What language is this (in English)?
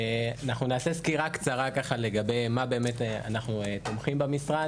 Hebrew